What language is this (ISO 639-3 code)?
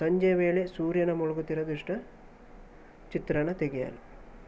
kan